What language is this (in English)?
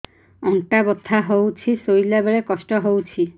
Odia